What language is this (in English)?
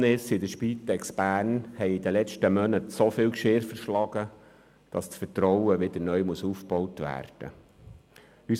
Swiss German